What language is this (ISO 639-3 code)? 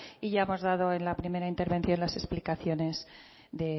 spa